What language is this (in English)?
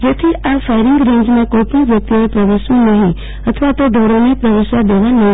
Gujarati